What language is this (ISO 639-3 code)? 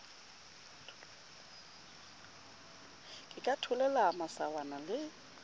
sot